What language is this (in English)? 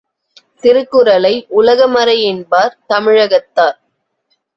Tamil